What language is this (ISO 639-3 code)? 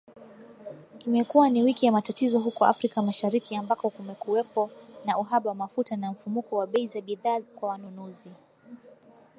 swa